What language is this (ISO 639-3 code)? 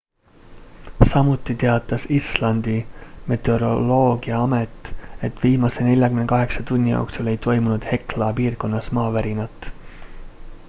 est